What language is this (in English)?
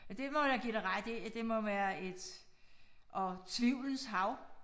Danish